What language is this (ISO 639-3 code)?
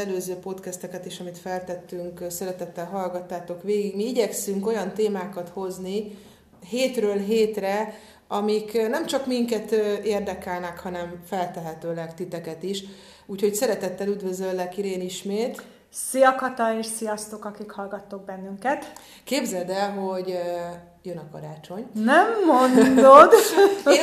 hun